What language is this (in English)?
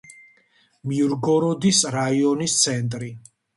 Georgian